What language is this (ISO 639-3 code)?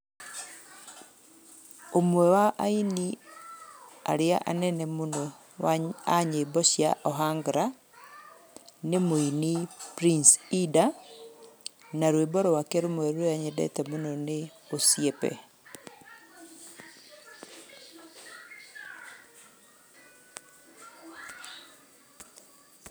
kik